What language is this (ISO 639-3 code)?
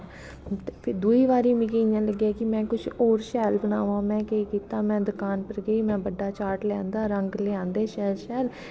doi